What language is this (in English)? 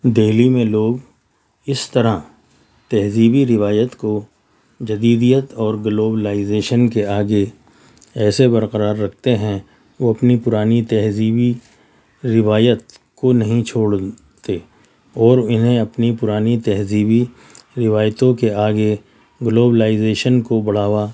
Urdu